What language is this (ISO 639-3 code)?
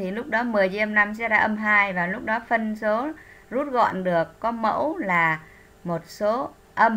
vie